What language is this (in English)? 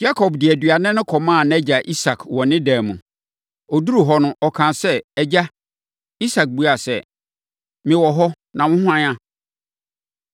Akan